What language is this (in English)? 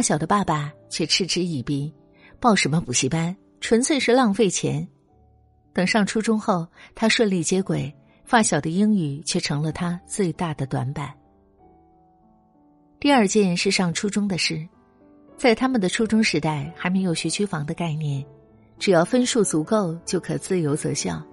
Chinese